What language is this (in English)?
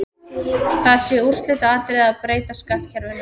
Icelandic